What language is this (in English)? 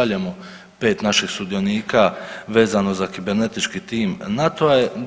Croatian